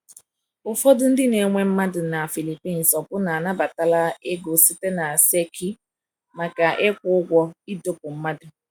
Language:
Igbo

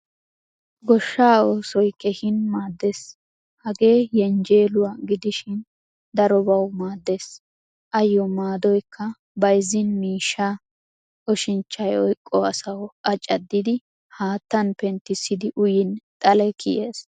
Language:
Wolaytta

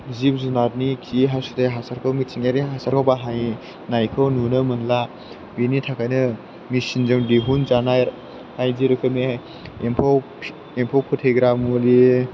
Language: Bodo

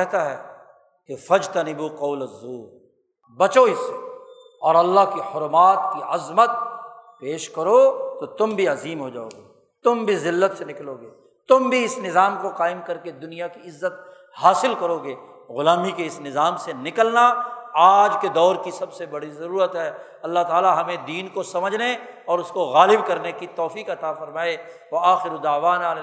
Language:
Urdu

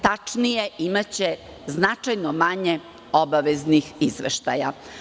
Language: Serbian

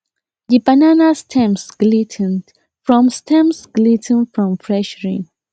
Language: Nigerian Pidgin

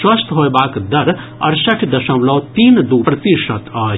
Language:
Maithili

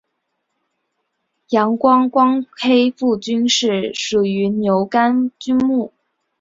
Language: Chinese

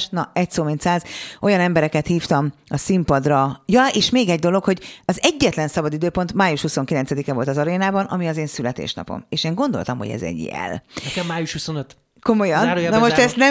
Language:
Hungarian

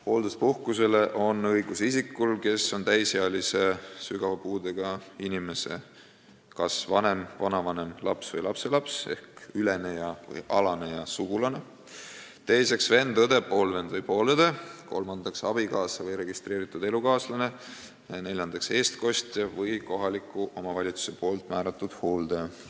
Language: Estonian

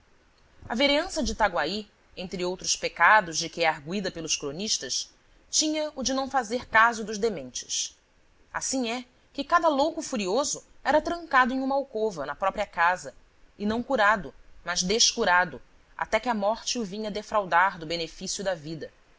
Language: Portuguese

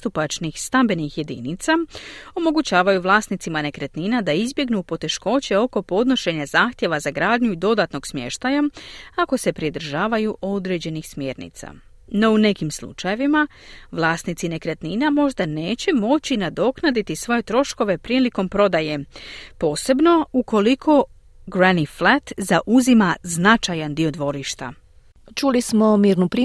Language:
Croatian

